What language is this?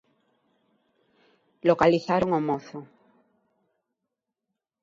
Galician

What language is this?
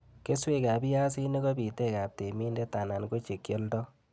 Kalenjin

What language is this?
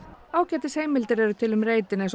Icelandic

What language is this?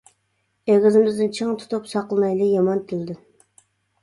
Uyghur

